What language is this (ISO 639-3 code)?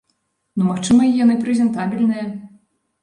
bel